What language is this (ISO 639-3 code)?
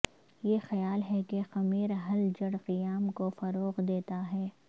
urd